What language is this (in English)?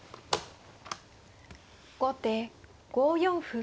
Japanese